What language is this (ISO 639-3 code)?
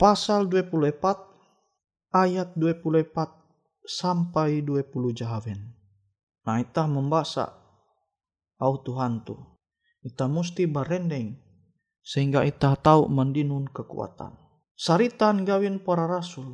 ind